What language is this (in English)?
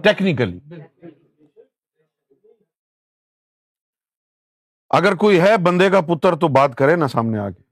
Urdu